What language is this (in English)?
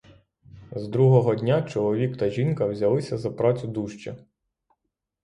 Ukrainian